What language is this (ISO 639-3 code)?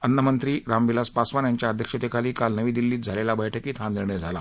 mar